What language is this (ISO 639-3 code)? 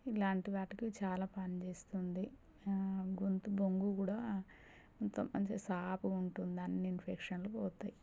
tel